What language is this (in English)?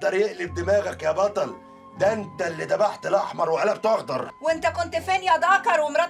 Arabic